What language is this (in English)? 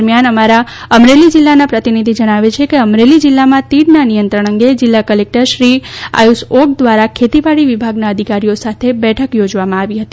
Gujarati